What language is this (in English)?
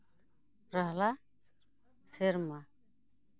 Santali